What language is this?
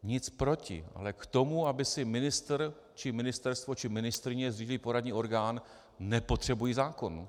Czech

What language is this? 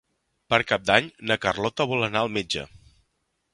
Catalan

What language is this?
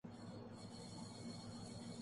Urdu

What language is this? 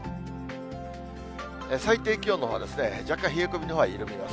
Japanese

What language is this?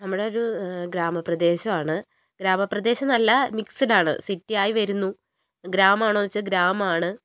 Malayalam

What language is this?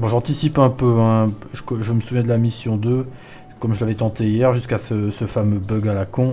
French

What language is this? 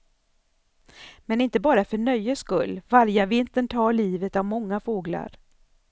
Swedish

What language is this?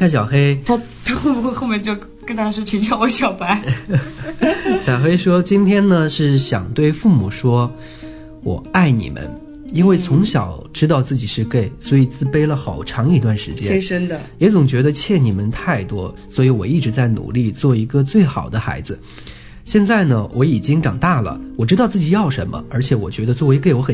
Chinese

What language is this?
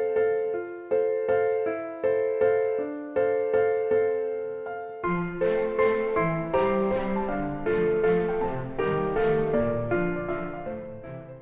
Korean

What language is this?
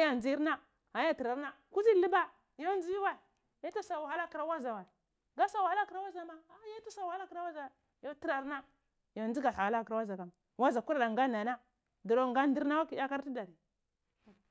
Cibak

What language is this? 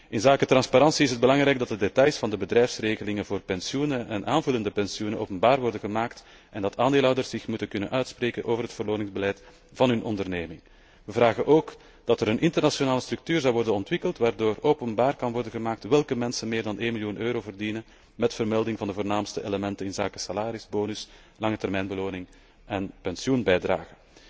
Dutch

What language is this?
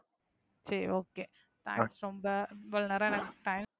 Tamil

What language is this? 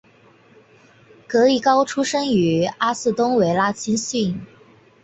Chinese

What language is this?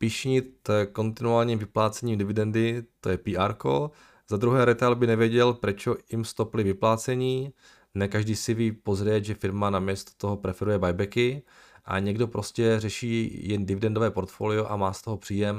Czech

